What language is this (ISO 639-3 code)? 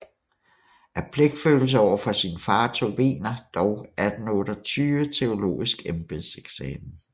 dan